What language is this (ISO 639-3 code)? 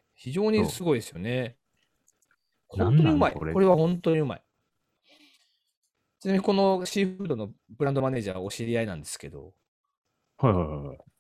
jpn